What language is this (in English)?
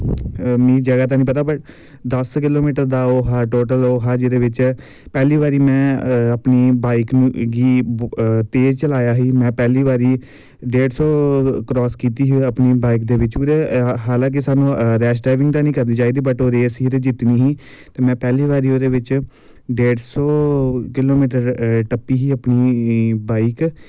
Dogri